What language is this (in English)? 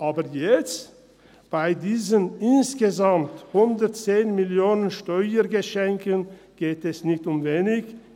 Swiss German